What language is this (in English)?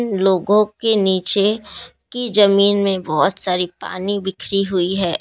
Hindi